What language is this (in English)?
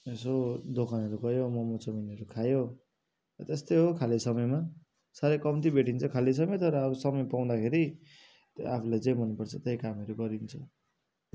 Nepali